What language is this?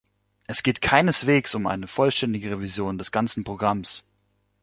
German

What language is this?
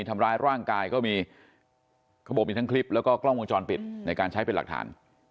Thai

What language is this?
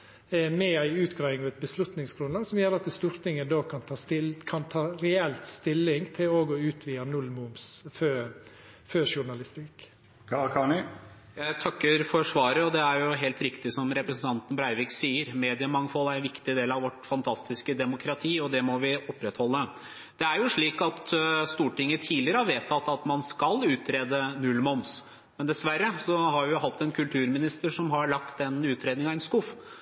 Norwegian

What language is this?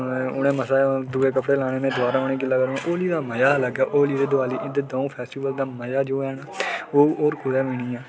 Dogri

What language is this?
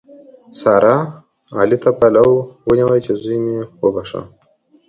Pashto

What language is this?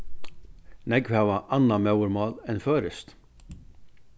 Faroese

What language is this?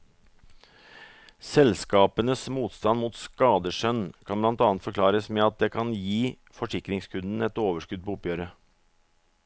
Norwegian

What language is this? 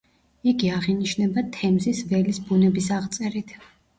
Georgian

